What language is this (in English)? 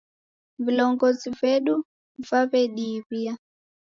Taita